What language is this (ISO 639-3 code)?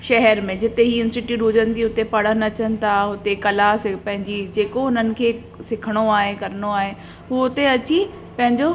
snd